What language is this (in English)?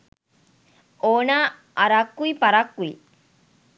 Sinhala